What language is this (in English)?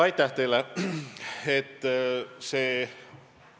Estonian